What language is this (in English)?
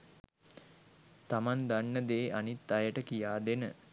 Sinhala